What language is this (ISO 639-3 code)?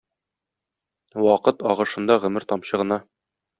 tat